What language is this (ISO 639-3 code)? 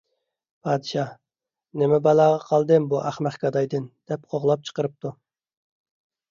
uig